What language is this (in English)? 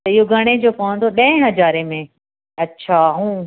Sindhi